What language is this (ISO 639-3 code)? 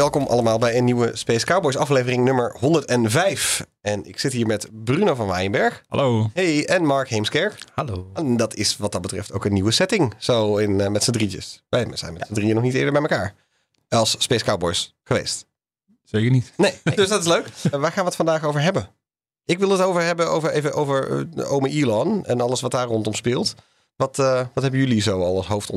nld